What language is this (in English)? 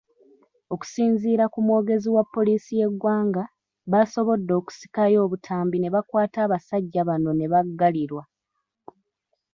Ganda